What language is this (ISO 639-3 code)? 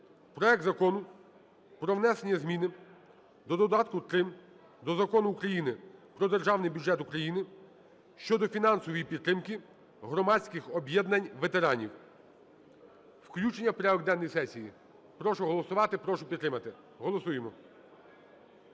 ukr